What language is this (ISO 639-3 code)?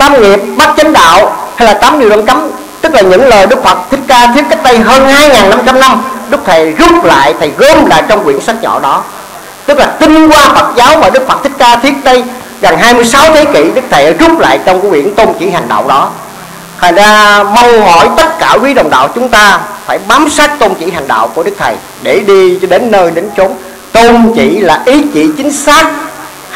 vie